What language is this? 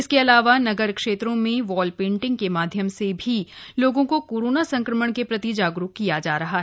Hindi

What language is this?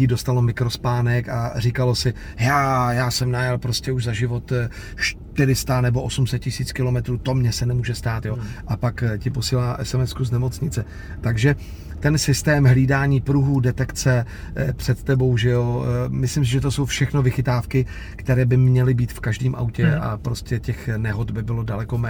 Czech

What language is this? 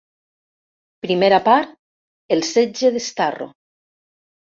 Catalan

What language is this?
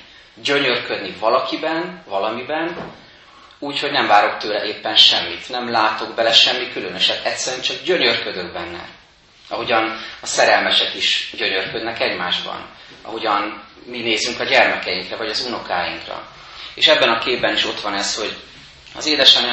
Hungarian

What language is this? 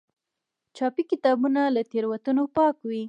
Pashto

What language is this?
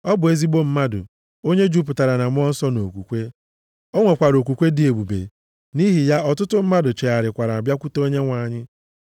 Igbo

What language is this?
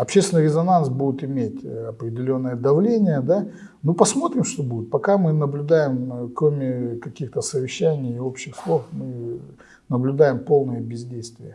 Russian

